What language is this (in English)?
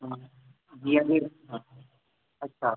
Sindhi